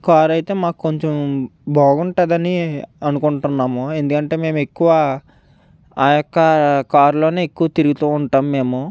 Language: Telugu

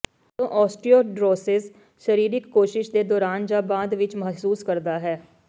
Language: Punjabi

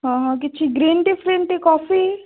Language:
Odia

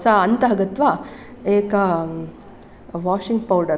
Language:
Sanskrit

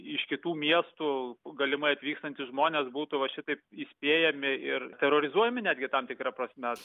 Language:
Lithuanian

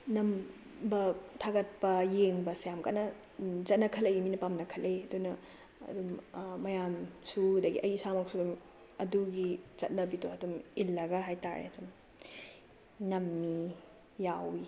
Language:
Manipuri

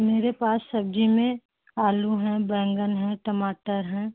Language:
Hindi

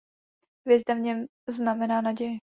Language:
Czech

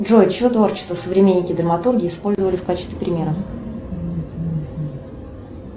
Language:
Russian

